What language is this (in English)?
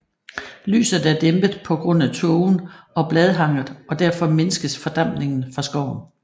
Danish